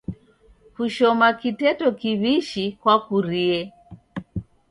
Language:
Taita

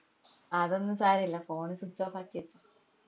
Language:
Malayalam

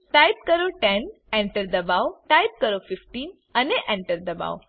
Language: Gujarati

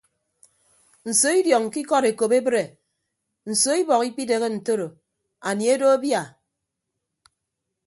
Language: Ibibio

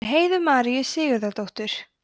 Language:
Icelandic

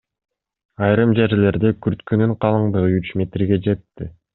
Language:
Kyrgyz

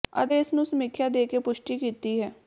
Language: Punjabi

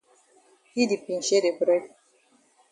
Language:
Cameroon Pidgin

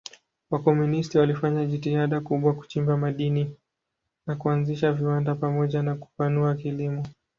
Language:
Swahili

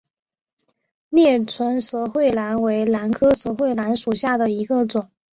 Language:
Chinese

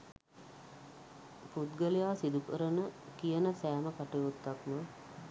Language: Sinhala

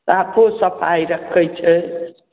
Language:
Maithili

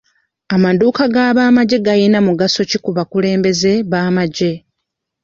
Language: Ganda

